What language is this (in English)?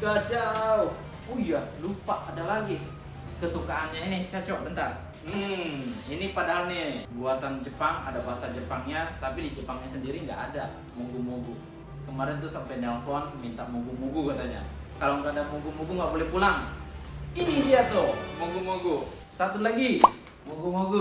Indonesian